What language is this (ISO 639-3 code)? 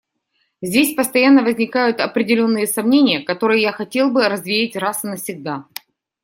rus